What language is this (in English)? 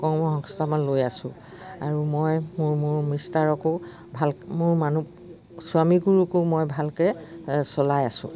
Assamese